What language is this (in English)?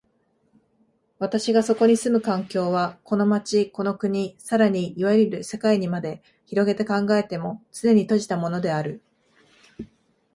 Japanese